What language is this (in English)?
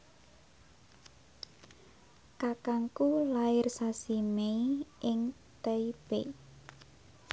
Javanese